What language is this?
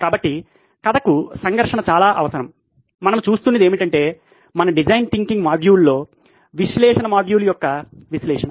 Telugu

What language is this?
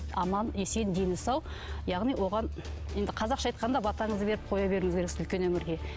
Kazakh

